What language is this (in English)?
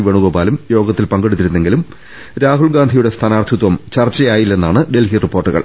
Malayalam